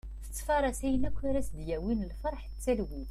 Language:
Kabyle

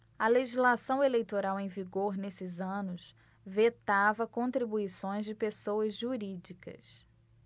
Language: Portuguese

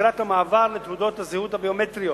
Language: Hebrew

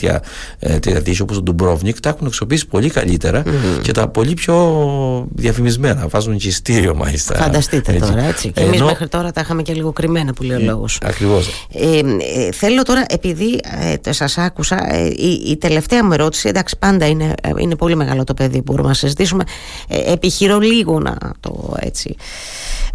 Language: Greek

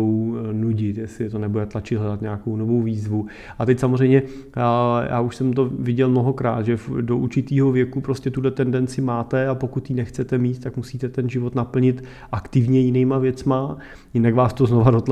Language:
Czech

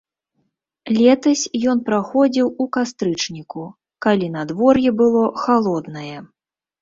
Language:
Belarusian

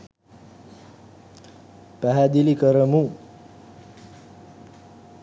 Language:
Sinhala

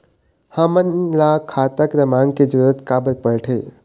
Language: Chhattisgarhi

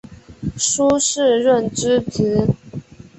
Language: Chinese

